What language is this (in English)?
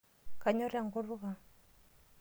Masai